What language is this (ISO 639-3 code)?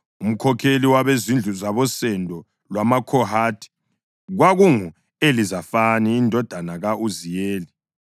nde